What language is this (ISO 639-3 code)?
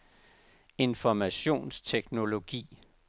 dan